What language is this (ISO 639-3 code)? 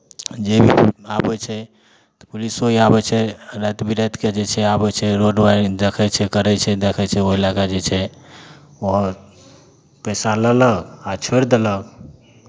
mai